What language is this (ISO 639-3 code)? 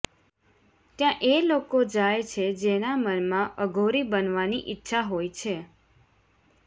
guj